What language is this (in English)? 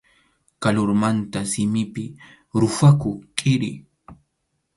Arequipa-La Unión Quechua